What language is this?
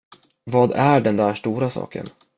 Swedish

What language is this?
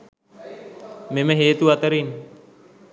Sinhala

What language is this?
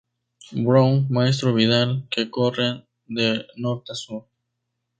Spanish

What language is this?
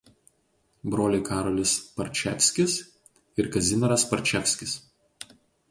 Lithuanian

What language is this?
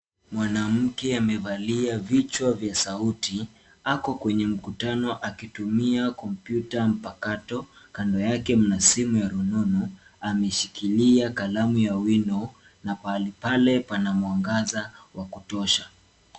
Swahili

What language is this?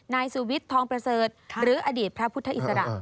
Thai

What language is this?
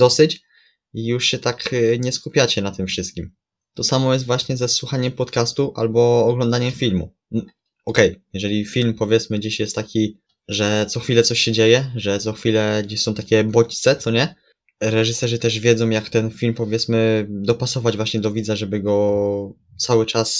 Polish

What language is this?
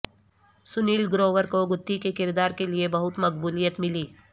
Urdu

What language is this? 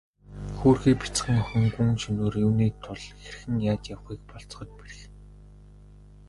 Mongolian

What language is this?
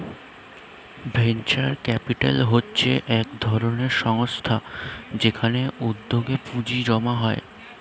Bangla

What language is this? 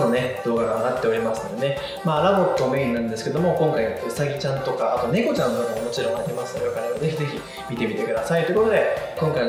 Japanese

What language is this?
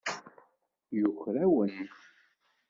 Kabyle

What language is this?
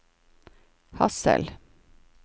Norwegian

